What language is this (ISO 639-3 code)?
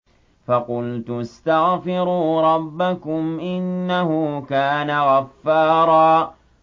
ara